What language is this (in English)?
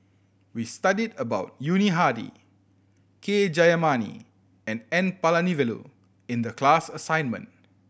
English